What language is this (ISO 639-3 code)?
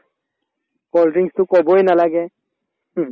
asm